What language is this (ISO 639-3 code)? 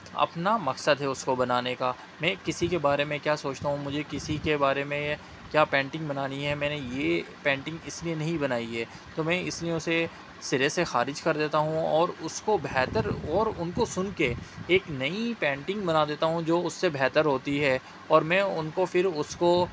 urd